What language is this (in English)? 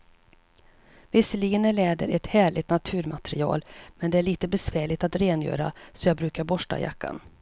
Swedish